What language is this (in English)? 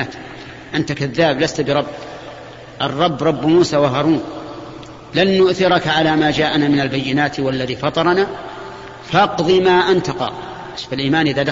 Arabic